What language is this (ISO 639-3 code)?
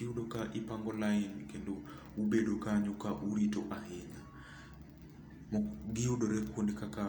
luo